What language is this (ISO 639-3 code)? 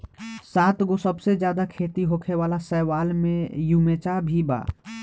bho